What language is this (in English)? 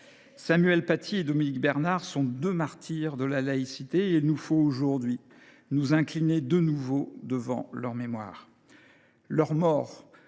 French